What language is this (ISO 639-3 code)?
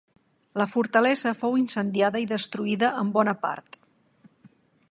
cat